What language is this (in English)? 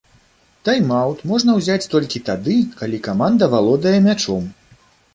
Belarusian